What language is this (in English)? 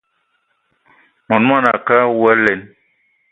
Eton (Cameroon)